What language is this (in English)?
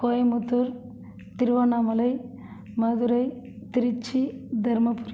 Tamil